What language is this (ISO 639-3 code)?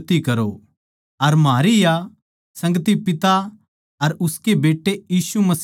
bgc